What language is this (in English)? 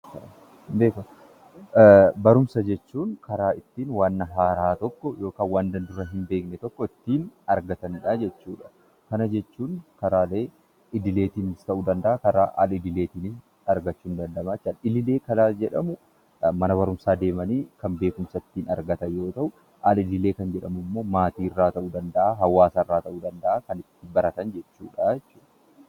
Oromo